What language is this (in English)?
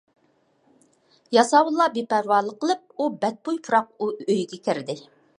Uyghur